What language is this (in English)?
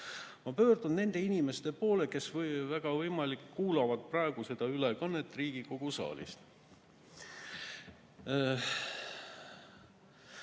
Estonian